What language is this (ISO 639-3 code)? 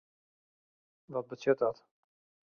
fry